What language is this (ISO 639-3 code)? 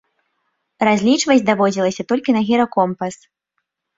bel